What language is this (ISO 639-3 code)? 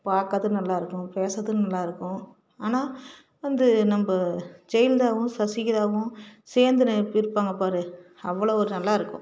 tam